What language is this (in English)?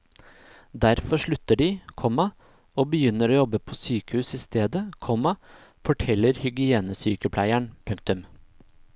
Norwegian